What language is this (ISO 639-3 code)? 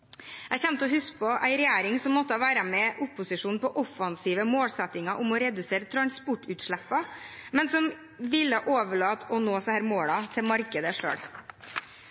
nob